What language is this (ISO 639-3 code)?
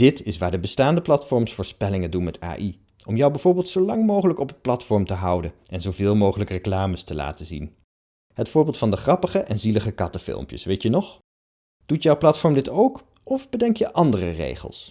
nld